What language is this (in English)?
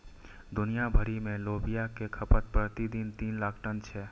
Maithili